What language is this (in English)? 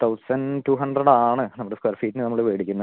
Malayalam